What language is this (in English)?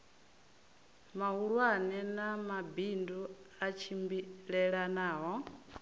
Venda